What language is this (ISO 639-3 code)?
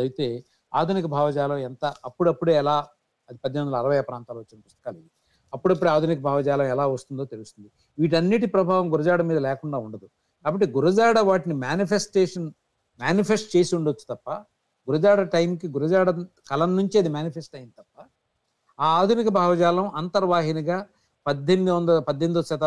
tel